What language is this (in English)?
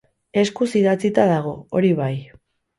Basque